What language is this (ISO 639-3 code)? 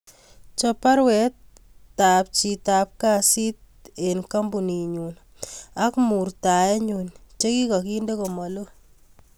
kln